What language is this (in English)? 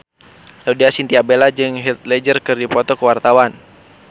Sundanese